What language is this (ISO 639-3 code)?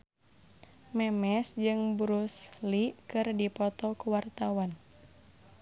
sun